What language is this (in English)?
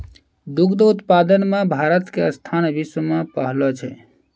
Maithili